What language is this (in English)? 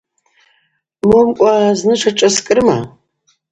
Abaza